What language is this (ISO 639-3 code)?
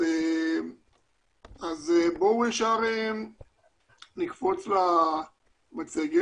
heb